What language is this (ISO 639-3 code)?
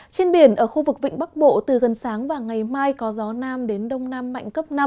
vie